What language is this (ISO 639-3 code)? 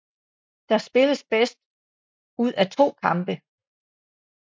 dan